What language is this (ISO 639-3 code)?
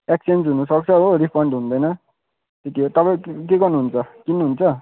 nep